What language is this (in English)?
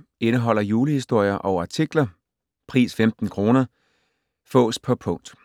Danish